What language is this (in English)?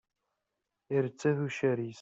Kabyle